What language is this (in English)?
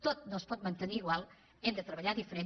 Catalan